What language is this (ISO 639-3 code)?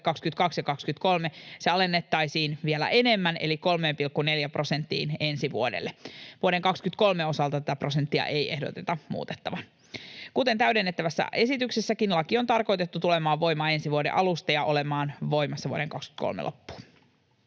fin